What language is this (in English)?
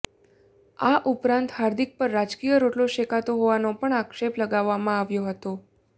Gujarati